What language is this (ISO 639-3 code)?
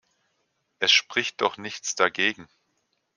deu